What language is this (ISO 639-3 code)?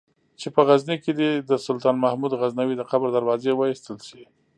pus